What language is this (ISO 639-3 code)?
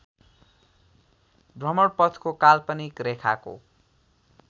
nep